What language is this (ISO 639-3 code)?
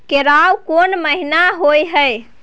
mai